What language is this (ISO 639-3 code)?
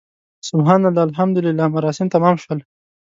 pus